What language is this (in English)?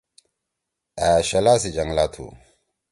Torwali